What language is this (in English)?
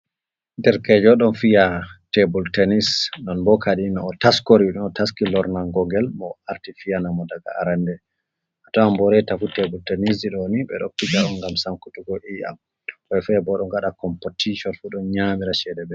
Fula